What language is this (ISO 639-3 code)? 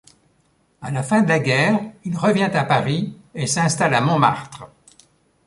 fra